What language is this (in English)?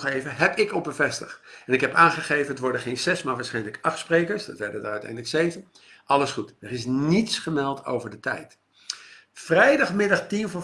Dutch